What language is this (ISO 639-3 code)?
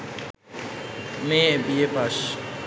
ben